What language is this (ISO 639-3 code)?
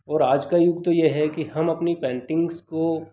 hin